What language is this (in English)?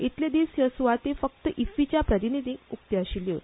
Konkani